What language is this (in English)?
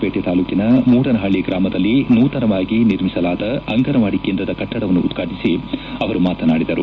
Kannada